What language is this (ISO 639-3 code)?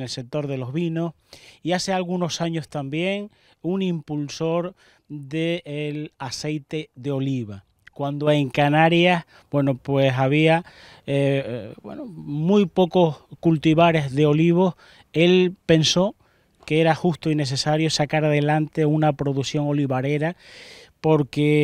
spa